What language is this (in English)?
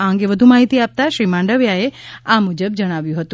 Gujarati